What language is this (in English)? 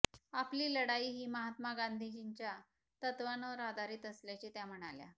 Marathi